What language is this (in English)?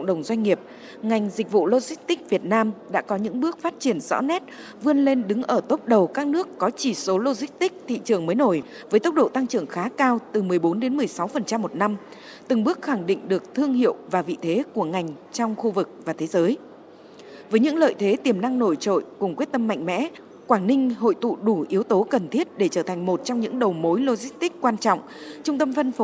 Vietnamese